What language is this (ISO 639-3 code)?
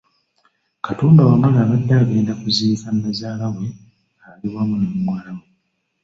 lug